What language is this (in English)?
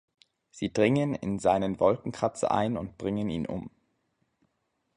German